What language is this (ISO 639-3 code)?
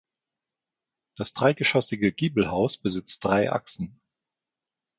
deu